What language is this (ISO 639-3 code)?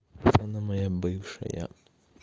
rus